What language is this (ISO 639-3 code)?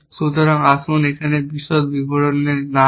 ben